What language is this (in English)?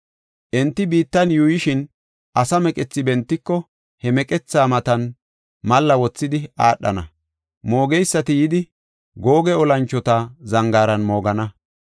Gofa